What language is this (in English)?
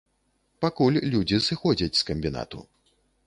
Belarusian